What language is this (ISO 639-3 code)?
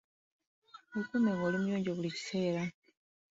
lug